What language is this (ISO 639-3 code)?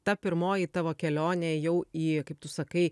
lit